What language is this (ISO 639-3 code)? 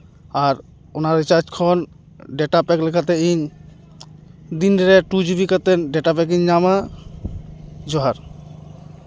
sat